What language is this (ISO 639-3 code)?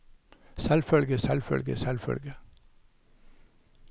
nor